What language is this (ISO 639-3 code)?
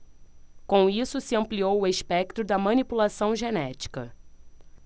por